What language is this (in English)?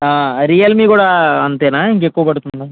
Telugu